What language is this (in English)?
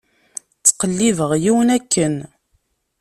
Kabyle